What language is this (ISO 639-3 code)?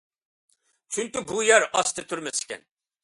uig